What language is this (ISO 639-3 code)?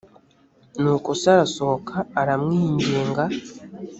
kin